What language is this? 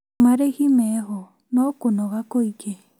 Kikuyu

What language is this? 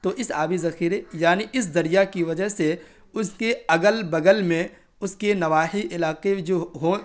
Urdu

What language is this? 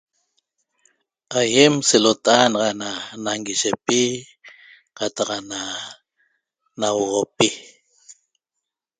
Toba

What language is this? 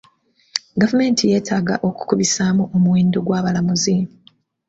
Ganda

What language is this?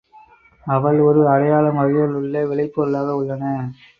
Tamil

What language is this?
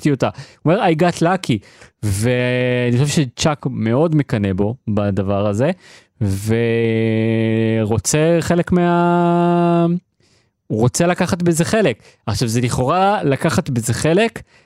Hebrew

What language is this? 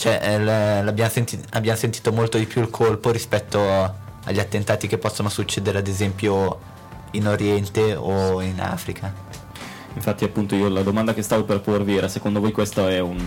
Italian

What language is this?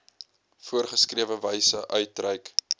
Afrikaans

